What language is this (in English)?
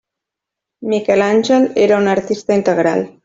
Catalan